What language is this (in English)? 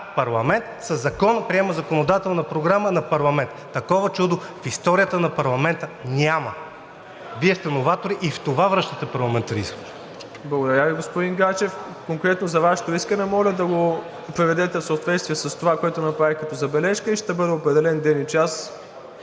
Bulgarian